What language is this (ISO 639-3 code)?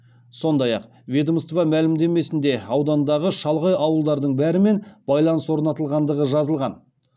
kaz